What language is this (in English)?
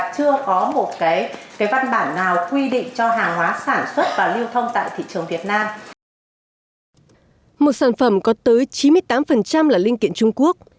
Vietnamese